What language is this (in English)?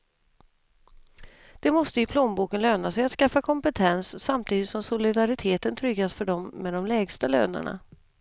Swedish